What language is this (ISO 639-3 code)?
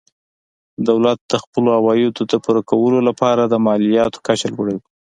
pus